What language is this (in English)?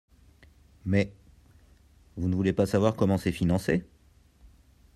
French